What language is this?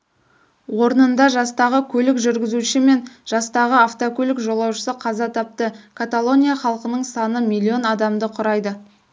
Kazakh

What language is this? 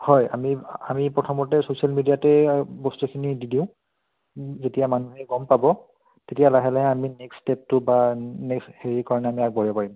Assamese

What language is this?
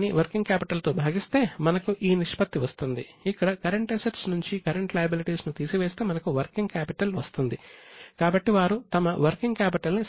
Telugu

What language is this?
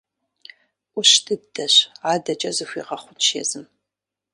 Kabardian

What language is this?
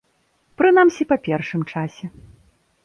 Belarusian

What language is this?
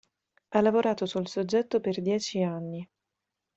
Italian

